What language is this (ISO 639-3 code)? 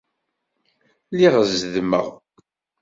kab